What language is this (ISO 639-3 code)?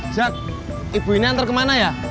ind